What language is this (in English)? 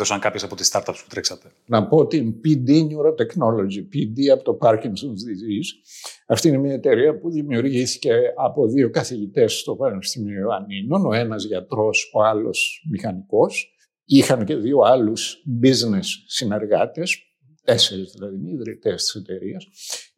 Greek